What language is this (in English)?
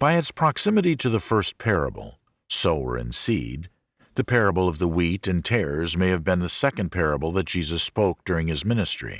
English